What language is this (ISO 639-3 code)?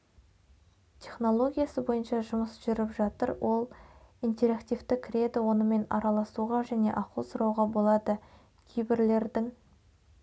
kaz